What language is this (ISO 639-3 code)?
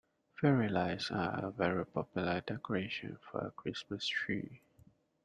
eng